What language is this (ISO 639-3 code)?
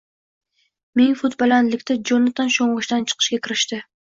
uzb